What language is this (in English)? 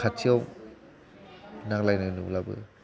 Bodo